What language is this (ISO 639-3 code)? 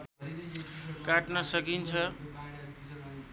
nep